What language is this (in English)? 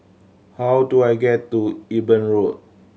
English